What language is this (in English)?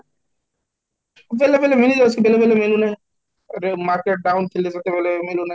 Odia